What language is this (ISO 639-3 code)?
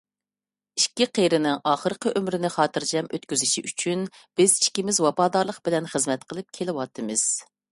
uig